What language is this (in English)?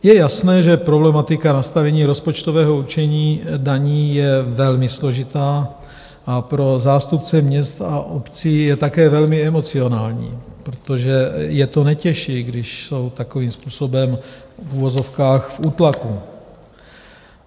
Czech